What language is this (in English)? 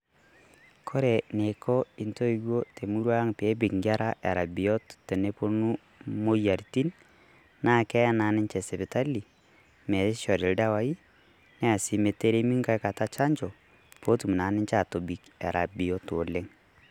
Masai